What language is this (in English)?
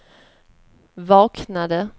Swedish